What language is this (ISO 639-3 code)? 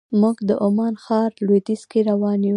pus